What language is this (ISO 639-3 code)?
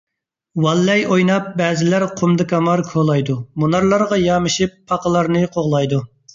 uig